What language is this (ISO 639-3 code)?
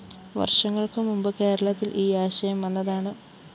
mal